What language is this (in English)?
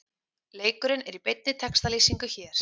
Icelandic